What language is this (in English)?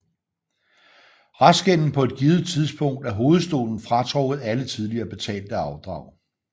Danish